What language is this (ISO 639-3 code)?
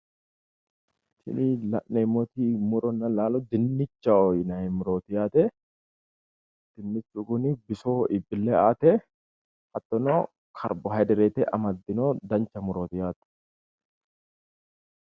sid